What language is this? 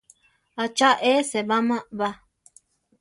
Central Tarahumara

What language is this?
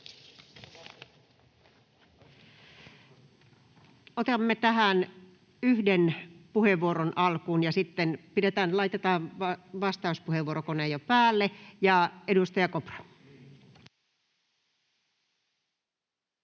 Finnish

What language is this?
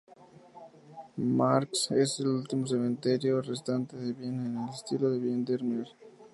Spanish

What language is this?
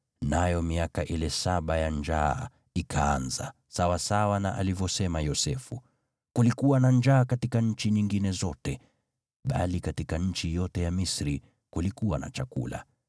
Swahili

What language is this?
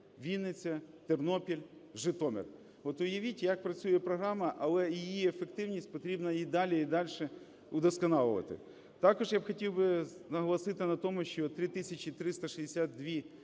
Ukrainian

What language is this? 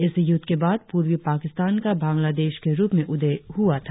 Hindi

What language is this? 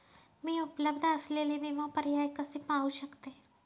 Marathi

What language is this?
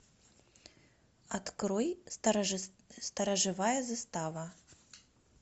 Russian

